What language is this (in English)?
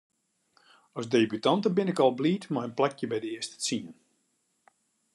Western Frisian